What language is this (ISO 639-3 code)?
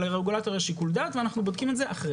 heb